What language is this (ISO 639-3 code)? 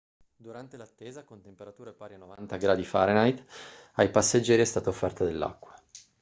ita